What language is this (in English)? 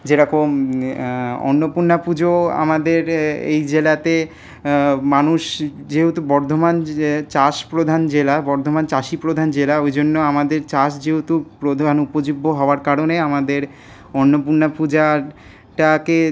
Bangla